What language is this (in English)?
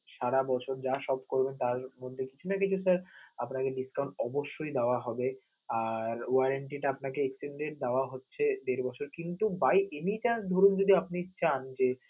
Bangla